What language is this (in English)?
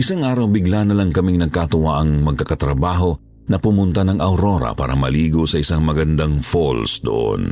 Filipino